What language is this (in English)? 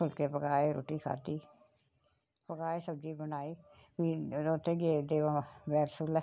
Dogri